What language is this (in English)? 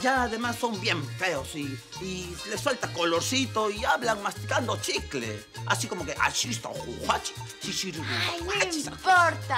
Spanish